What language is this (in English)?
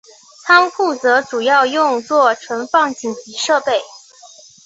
Chinese